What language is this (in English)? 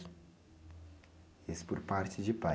Portuguese